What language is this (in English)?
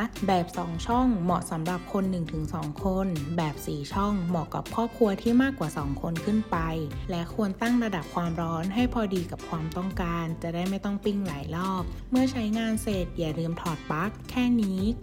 Thai